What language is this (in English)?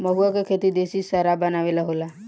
Bhojpuri